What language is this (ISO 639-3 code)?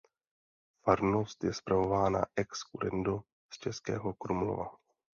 ces